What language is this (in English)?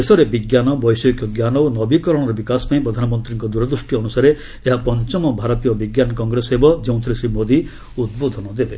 Odia